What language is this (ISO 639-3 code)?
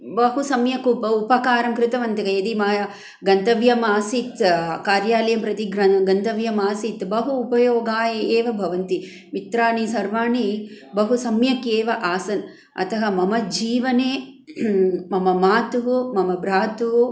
san